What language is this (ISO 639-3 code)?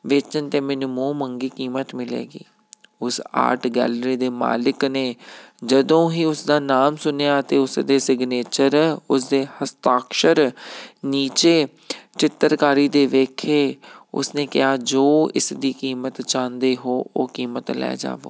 pan